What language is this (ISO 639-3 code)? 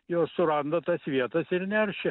lit